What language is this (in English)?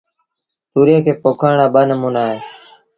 Sindhi Bhil